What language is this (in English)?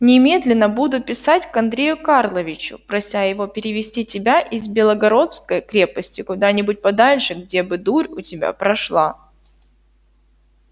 Russian